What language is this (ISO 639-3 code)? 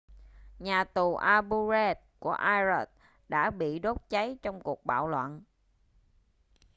vie